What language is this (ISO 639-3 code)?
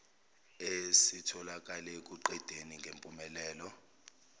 zul